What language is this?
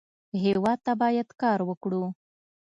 Pashto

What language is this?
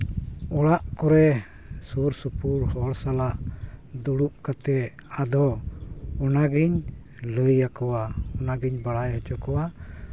Santali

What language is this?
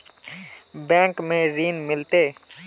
Magahi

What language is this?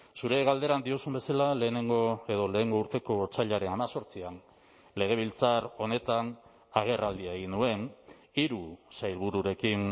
Basque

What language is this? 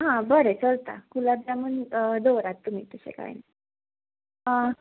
Konkani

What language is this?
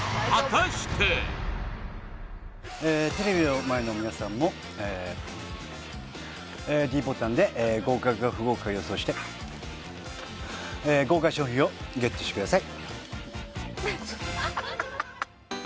Japanese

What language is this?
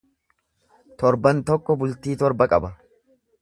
Oromo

